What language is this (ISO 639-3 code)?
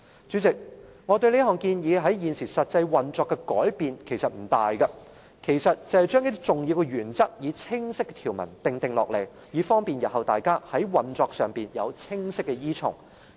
yue